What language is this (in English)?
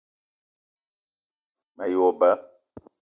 Eton (Cameroon)